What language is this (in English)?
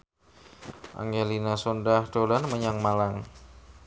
Javanese